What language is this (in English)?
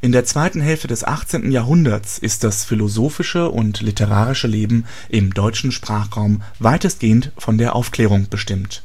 German